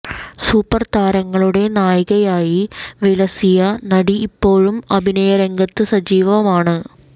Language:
Malayalam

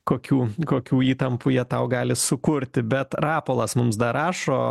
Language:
Lithuanian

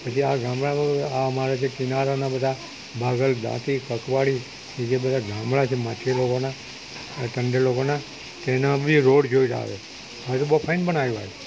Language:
Gujarati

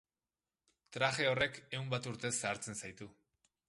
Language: Basque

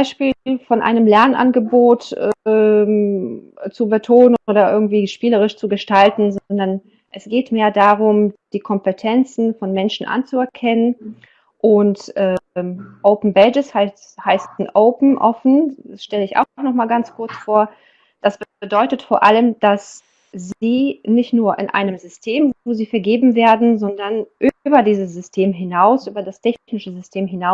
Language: German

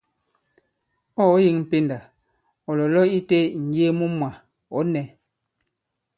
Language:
Bankon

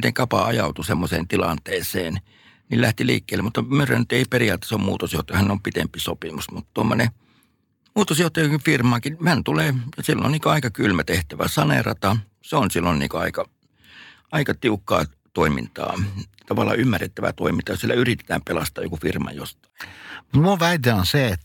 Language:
Finnish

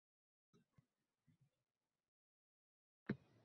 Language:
Uzbek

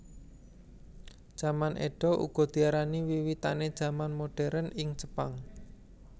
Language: Javanese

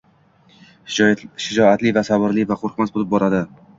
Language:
Uzbek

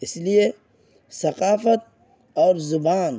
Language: Urdu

